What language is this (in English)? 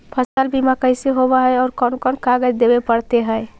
Magahi